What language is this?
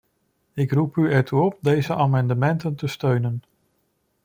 Dutch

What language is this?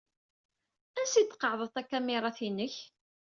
Kabyle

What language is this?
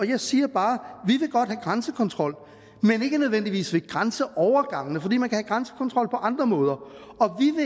Danish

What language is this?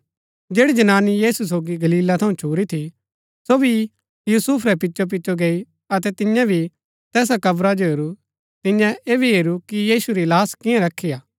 Gaddi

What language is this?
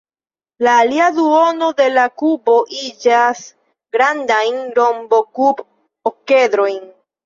Esperanto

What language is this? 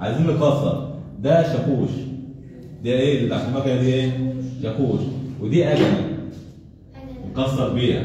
Arabic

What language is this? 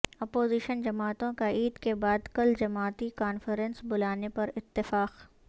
Urdu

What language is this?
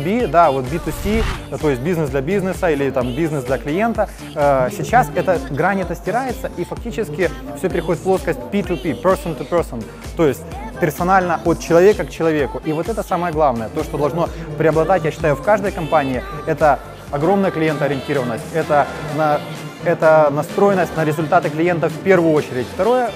Russian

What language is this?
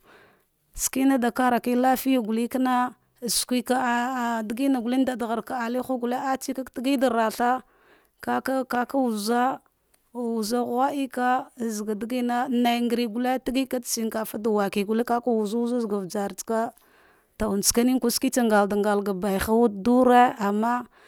Dghwede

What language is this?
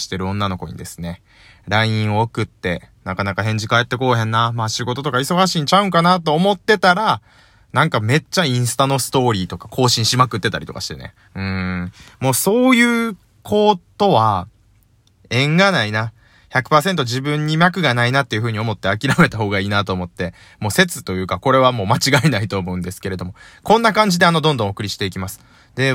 Japanese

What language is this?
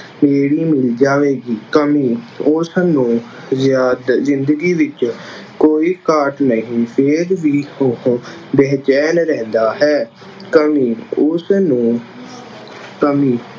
Punjabi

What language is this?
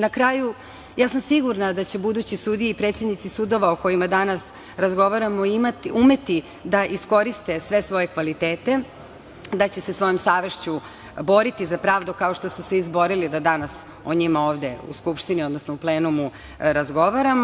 Serbian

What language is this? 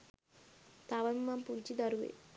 Sinhala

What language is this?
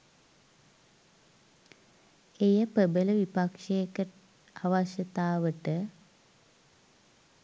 Sinhala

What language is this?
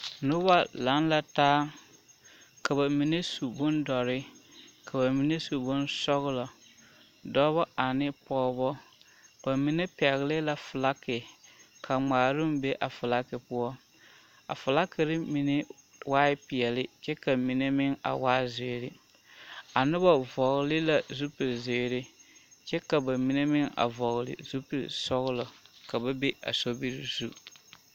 Southern Dagaare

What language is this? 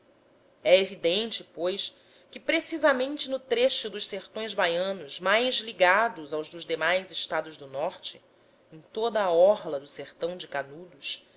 Portuguese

